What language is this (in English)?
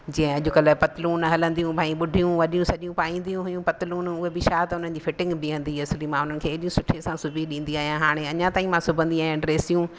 Sindhi